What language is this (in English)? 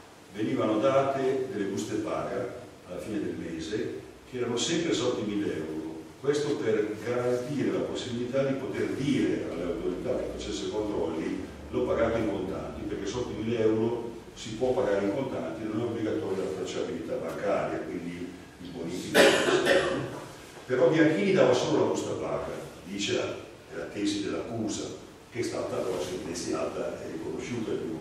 Italian